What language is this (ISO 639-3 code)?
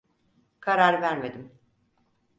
tur